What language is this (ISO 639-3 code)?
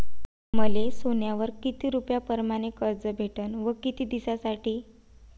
mar